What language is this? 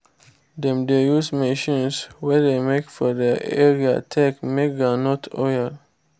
Nigerian Pidgin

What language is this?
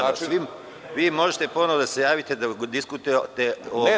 Serbian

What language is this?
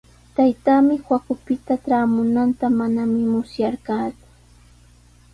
Sihuas Ancash Quechua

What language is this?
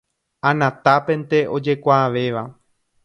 Guarani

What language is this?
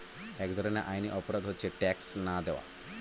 Bangla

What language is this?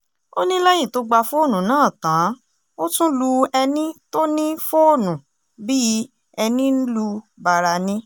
Yoruba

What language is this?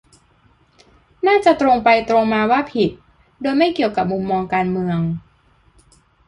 Thai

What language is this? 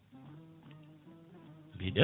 Fula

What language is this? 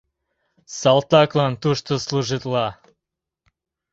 Mari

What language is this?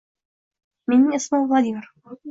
Uzbek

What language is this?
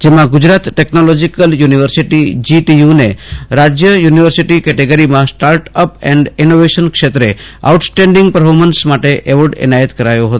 Gujarati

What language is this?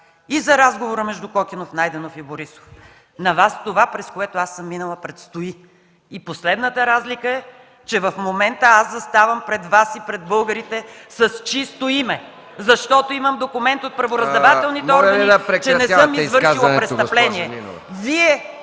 Bulgarian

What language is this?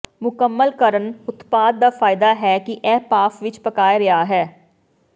Punjabi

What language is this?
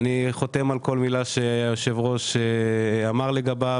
Hebrew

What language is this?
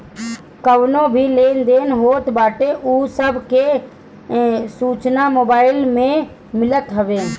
Bhojpuri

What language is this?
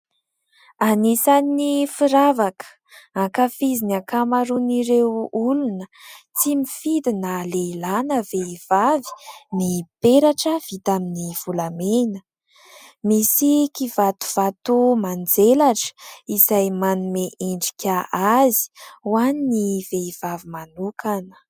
Malagasy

